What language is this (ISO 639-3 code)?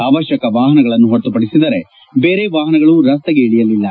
kan